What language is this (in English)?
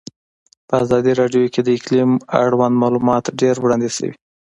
Pashto